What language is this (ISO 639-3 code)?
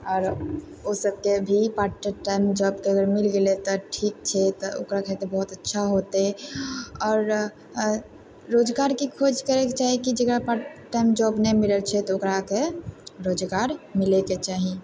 mai